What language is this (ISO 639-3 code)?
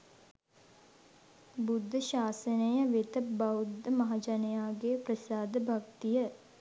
sin